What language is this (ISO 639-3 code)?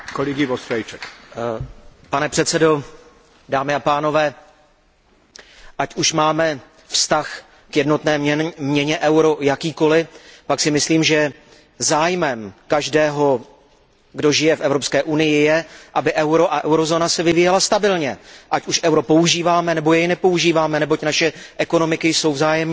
ces